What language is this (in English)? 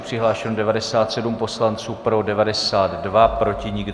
Czech